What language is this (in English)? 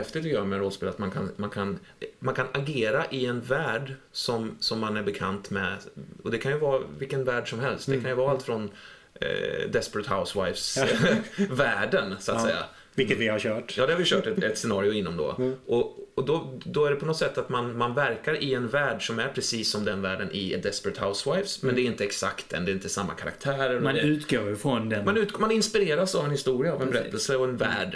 Swedish